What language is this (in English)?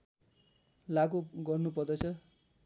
Nepali